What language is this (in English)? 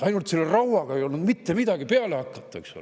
Estonian